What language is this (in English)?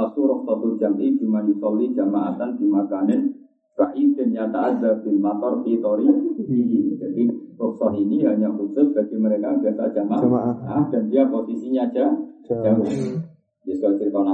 Indonesian